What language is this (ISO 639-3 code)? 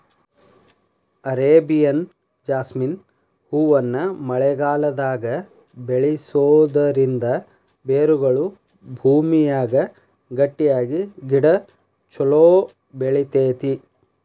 kan